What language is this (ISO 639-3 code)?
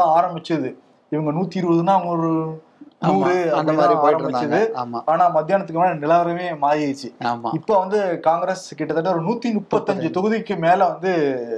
tam